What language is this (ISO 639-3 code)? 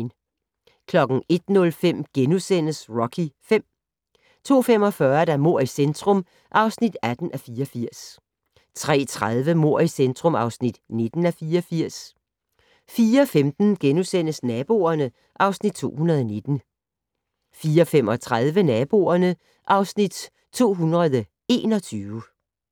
dan